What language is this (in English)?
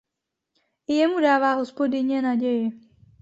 Czech